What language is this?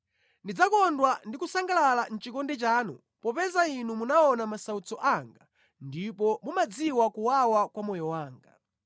Nyanja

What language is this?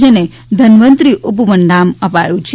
Gujarati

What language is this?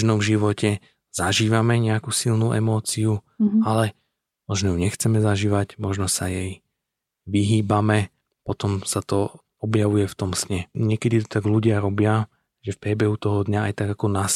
Slovak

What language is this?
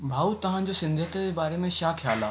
Sindhi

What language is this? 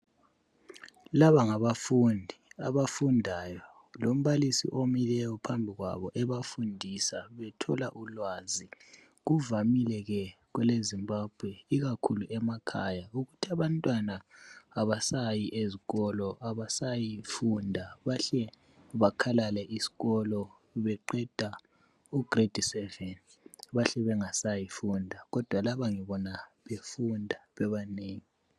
North Ndebele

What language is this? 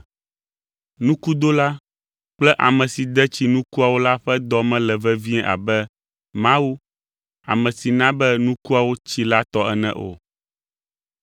Ewe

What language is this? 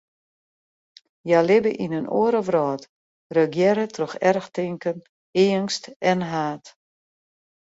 Western Frisian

